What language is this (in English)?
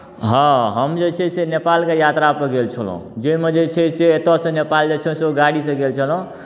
Maithili